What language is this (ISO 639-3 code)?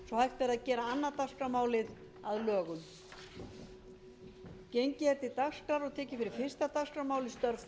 isl